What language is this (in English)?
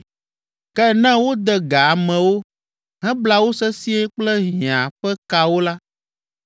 Ewe